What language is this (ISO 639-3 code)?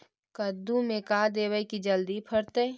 mag